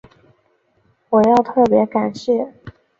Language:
Chinese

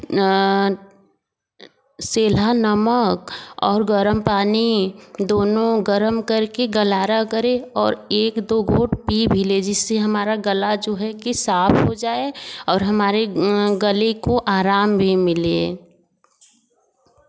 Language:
Hindi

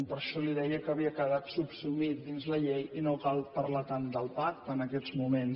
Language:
Catalan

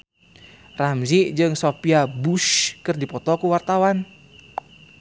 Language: Sundanese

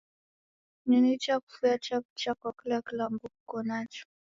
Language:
Taita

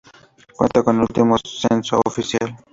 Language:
Spanish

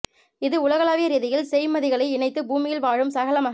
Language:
Tamil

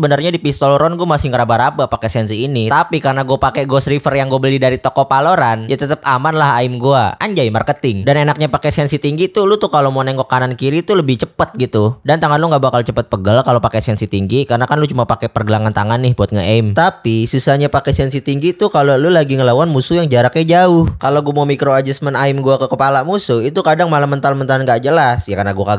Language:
Indonesian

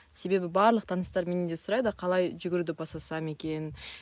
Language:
Kazakh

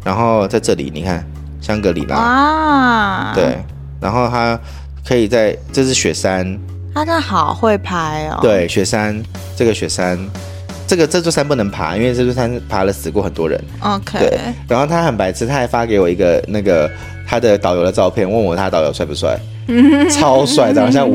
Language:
Chinese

